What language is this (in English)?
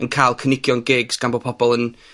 Welsh